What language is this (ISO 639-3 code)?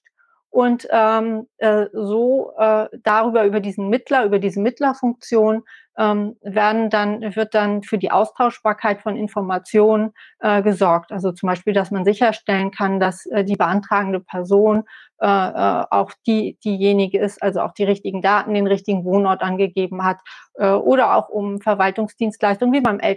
deu